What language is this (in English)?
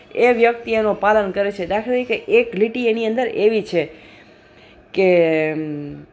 Gujarati